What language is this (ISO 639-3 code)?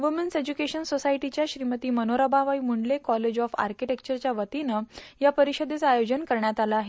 mar